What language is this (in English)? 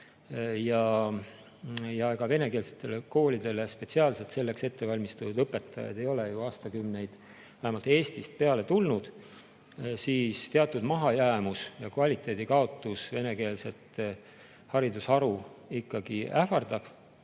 Estonian